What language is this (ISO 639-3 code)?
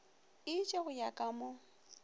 nso